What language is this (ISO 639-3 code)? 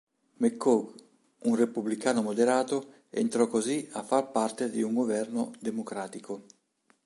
ita